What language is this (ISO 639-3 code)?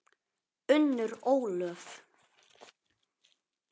isl